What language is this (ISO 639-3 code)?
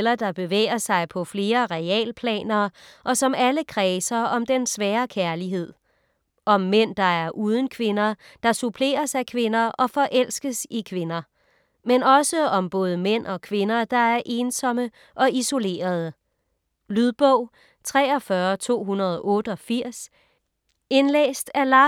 dan